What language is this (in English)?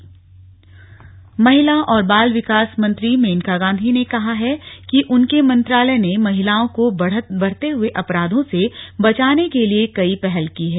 Hindi